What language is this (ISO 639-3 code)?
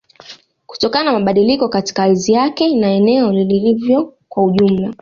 swa